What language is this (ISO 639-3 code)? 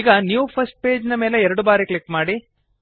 kan